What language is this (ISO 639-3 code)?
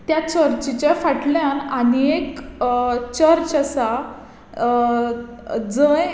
kok